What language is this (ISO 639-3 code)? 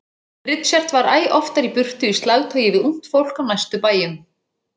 isl